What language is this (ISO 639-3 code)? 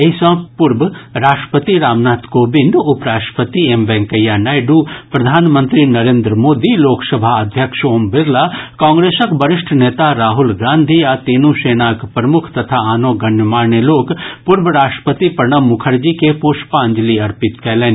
mai